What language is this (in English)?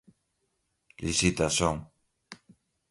Portuguese